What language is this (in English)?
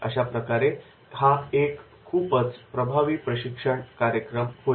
Marathi